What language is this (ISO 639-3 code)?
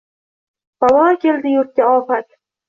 uzb